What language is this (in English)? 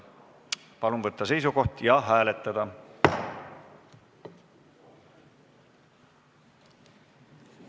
Estonian